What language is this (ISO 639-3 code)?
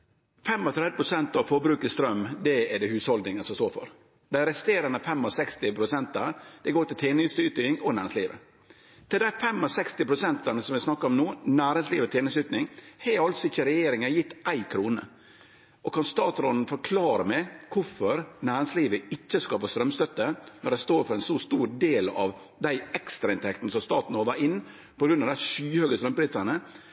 nno